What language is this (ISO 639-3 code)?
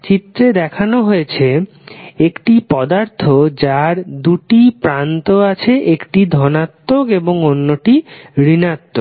ben